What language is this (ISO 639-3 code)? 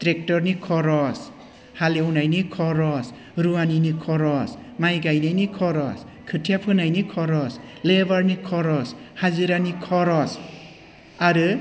brx